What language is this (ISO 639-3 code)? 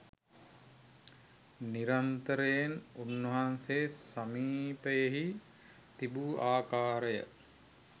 sin